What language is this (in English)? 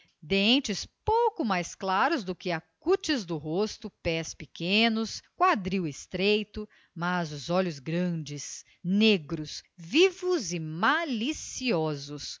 Portuguese